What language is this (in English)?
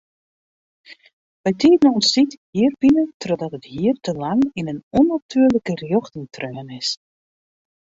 Western Frisian